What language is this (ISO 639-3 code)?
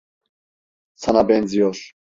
tur